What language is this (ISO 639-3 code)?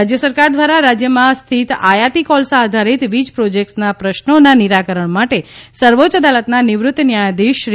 guj